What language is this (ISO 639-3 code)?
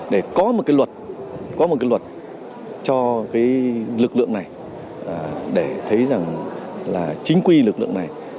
vie